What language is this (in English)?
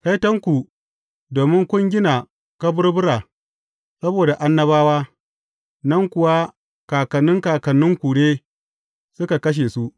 Hausa